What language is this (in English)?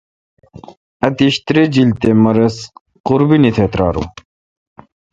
Kalkoti